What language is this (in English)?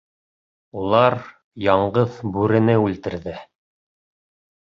Bashkir